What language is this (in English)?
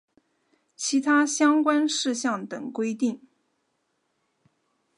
Chinese